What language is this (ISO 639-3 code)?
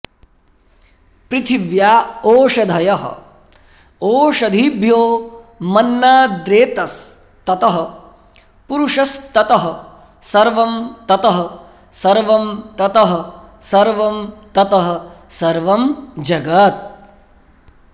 san